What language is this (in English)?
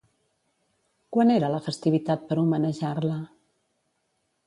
Catalan